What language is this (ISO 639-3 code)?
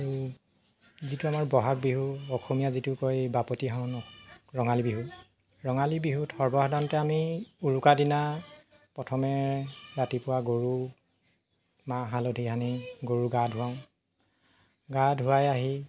asm